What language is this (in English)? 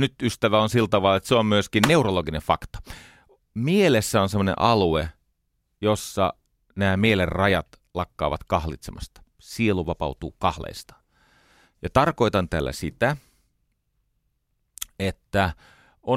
Finnish